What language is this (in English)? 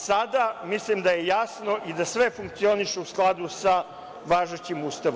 Serbian